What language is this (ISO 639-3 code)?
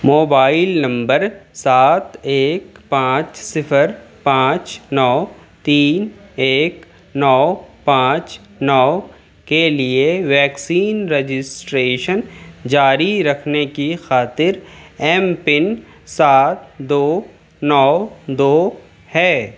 urd